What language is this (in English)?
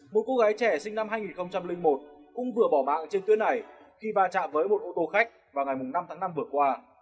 Vietnamese